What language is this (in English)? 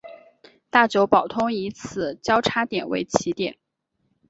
Chinese